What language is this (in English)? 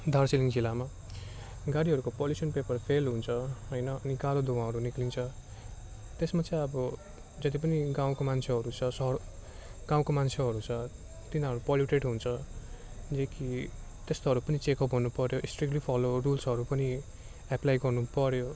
Nepali